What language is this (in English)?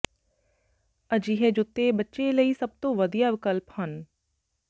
Punjabi